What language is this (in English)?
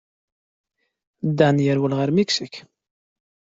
Kabyle